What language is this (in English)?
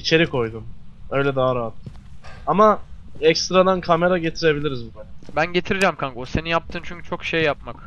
Turkish